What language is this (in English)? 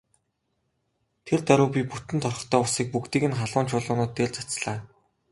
Mongolian